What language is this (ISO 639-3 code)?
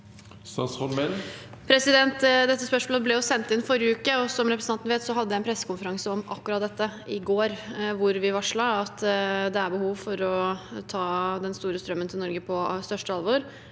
nor